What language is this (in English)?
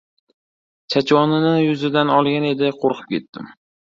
Uzbek